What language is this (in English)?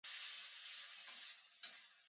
Chinese